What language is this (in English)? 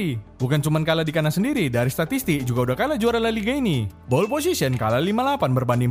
Indonesian